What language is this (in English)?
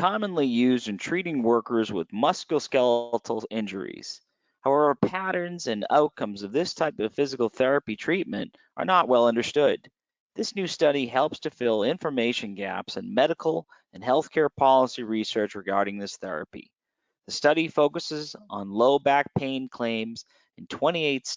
English